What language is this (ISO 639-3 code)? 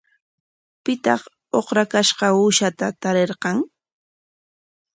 qwa